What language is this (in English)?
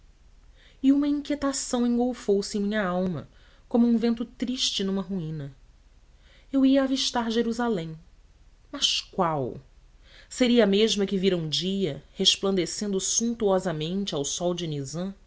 Portuguese